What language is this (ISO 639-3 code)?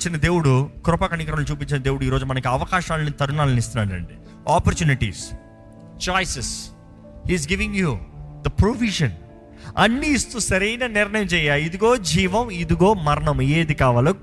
tel